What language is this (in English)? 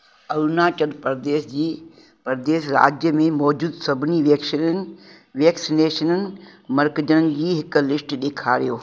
Sindhi